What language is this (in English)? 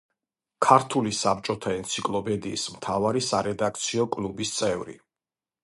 Georgian